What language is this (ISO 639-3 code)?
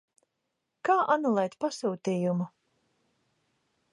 lav